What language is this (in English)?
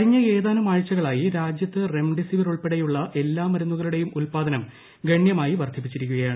Malayalam